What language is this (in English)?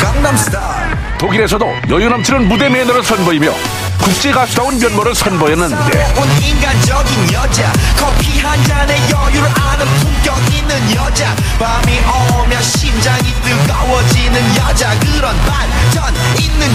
Korean